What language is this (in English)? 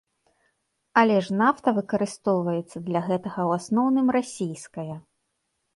Belarusian